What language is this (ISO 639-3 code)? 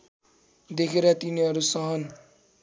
nep